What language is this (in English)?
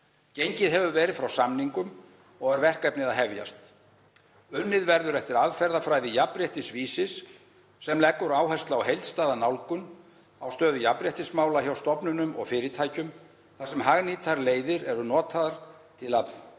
Icelandic